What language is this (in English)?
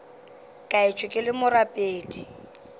Northern Sotho